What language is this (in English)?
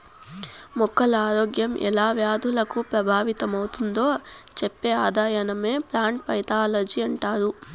Telugu